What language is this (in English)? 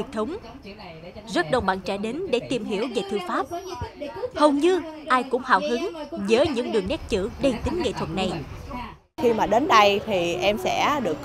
Vietnamese